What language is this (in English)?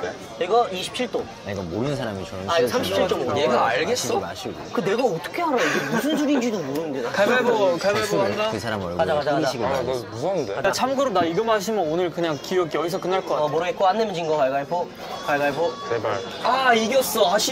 Korean